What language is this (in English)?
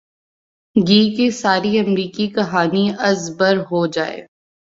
Urdu